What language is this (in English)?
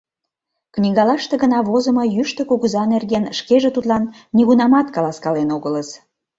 Mari